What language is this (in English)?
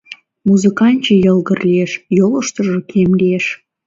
Mari